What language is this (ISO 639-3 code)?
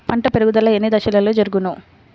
tel